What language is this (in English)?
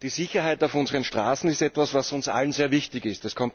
German